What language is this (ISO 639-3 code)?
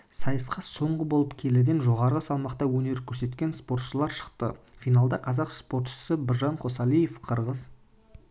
kaz